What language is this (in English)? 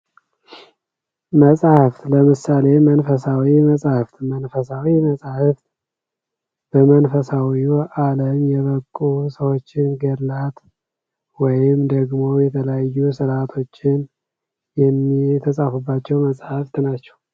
Amharic